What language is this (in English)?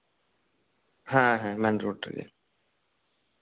Santali